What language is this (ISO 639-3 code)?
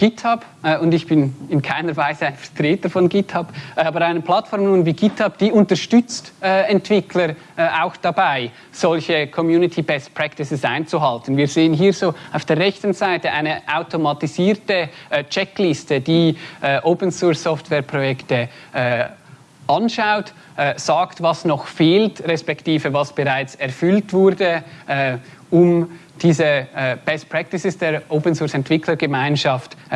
deu